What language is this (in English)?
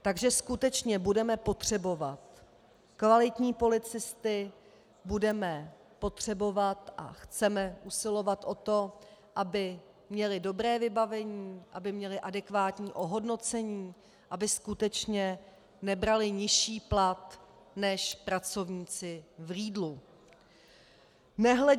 Czech